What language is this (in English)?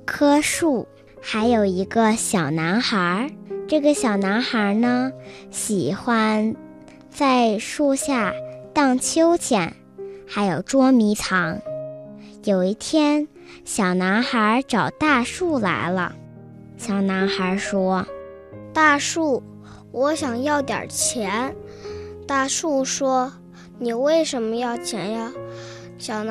Chinese